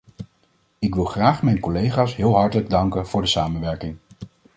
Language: Dutch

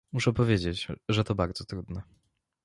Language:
Polish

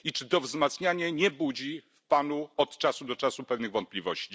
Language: Polish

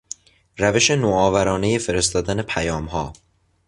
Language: Persian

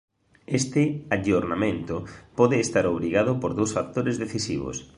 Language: Galician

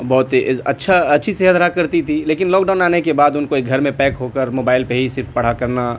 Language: Urdu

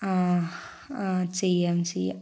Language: Malayalam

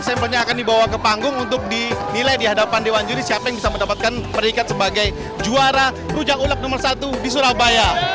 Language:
Indonesian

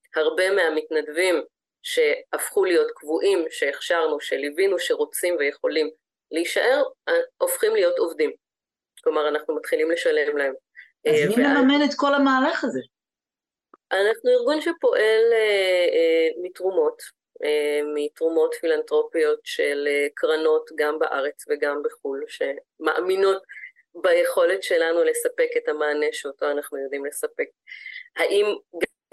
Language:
Hebrew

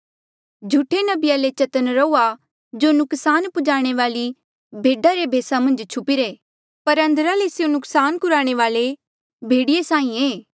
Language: Mandeali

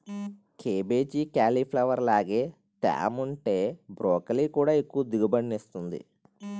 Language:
Telugu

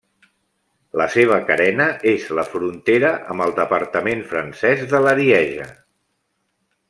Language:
Catalan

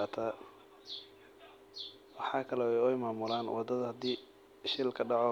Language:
Somali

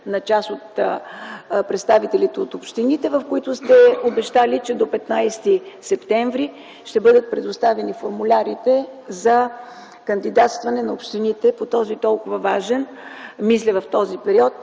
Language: Bulgarian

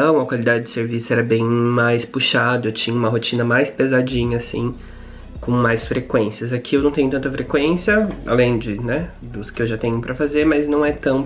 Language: Portuguese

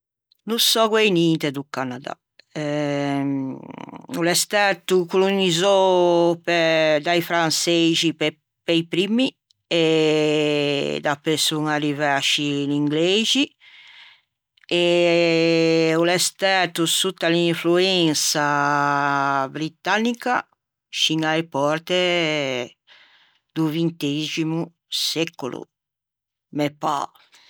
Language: Ligurian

